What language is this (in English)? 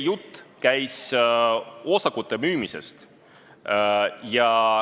Estonian